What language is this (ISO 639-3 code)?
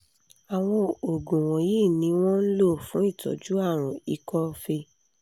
yor